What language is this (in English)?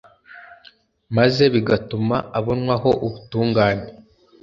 Kinyarwanda